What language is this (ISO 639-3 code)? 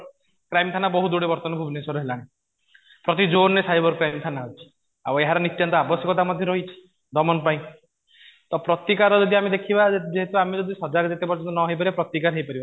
ori